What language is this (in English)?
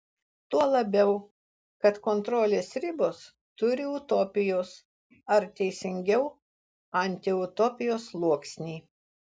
Lithuanian